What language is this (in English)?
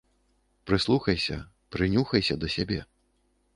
Belarusian